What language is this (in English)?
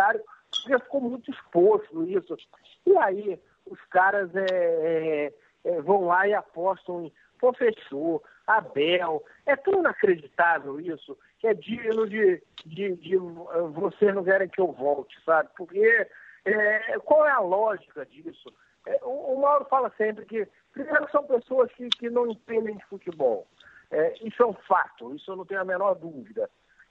Portuguese